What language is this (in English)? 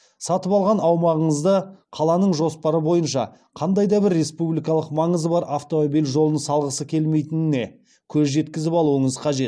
Kazakh